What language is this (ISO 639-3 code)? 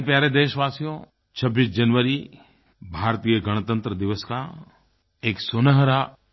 hin